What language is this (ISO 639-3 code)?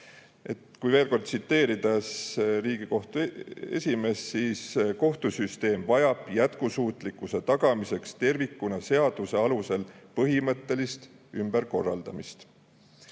est